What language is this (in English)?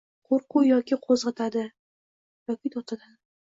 Uzbek